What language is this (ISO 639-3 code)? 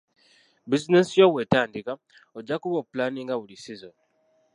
lug